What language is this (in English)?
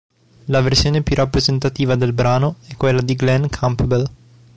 Italian